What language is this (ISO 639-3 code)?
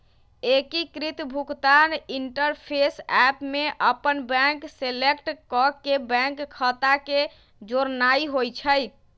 mag